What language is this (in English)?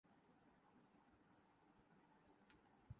Urdu